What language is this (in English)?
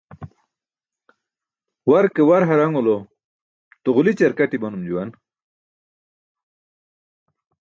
Burushaski